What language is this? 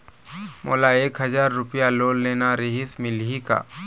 Chhattisgarhi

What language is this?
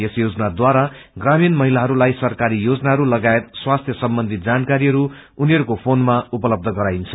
Nepali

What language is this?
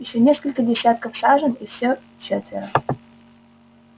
Russian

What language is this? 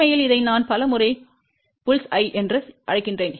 Tamil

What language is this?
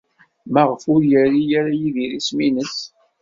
Kabyle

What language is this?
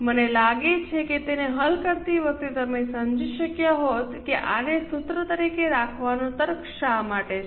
Gujarati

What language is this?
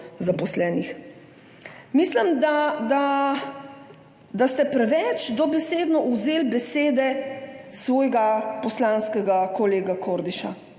Slovenian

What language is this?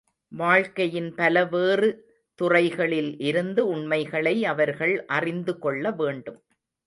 Tamil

